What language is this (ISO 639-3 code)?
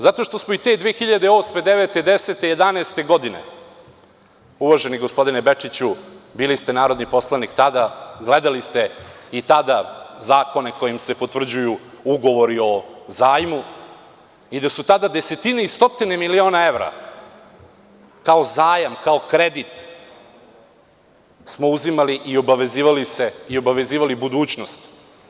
srp